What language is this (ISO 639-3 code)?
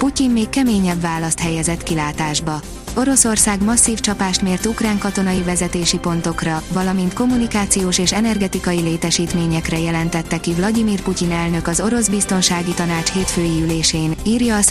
hun